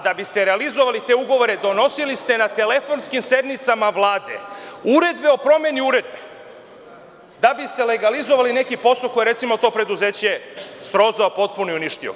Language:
Serbian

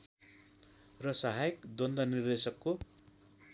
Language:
Nepali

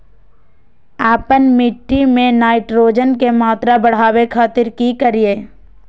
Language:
Magahi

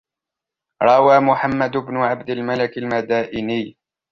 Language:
Arabic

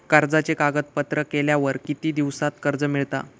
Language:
Marathi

